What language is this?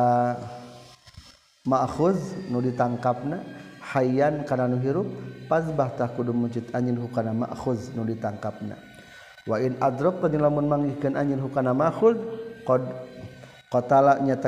Malay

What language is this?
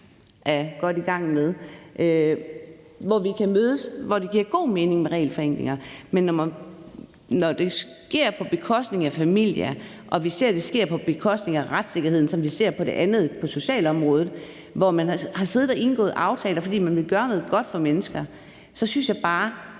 Danish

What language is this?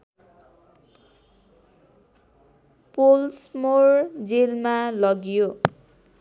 Nepali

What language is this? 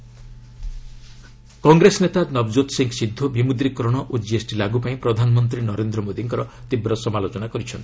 Odia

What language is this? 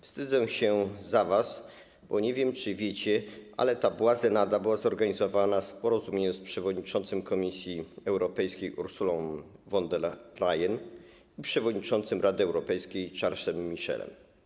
Polish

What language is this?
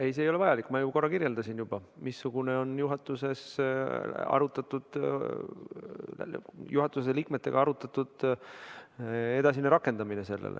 Estonian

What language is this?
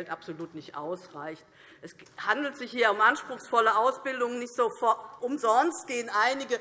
German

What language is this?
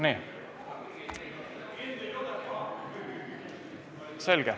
Estonian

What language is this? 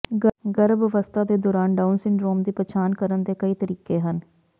Punjabi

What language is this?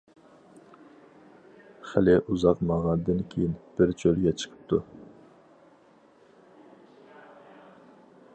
Uyghur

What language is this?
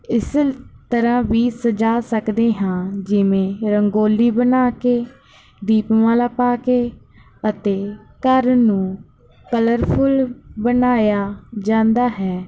Punjabi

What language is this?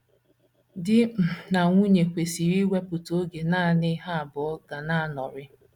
Igbo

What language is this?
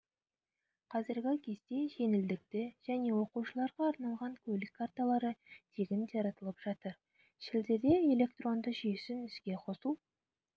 Kazakh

